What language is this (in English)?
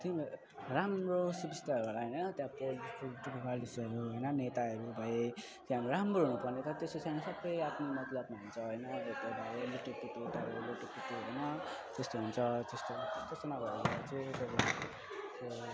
Nepali